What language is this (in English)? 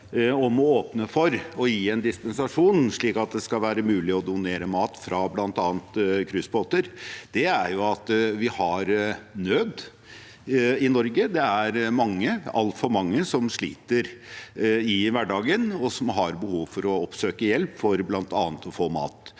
Norwegian